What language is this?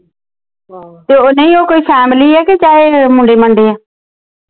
Punjabi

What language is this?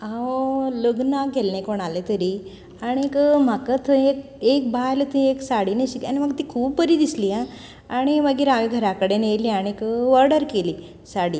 Konkani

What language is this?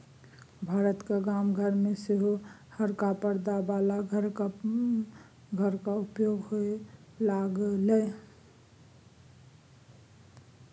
Maithili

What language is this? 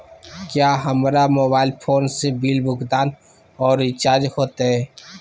Magahi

